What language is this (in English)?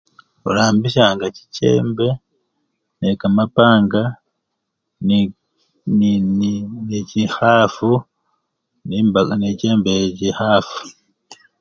Luyia